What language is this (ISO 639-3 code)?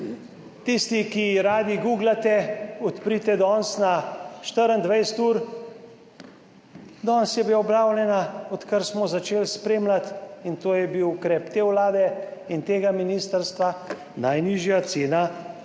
slv